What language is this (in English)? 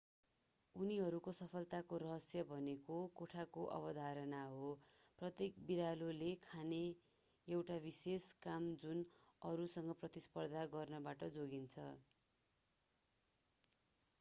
Nepali